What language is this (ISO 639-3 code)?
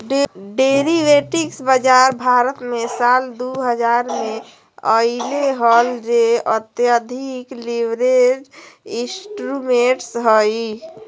mag